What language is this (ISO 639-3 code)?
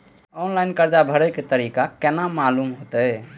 mai